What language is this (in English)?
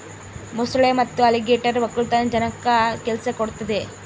Kannada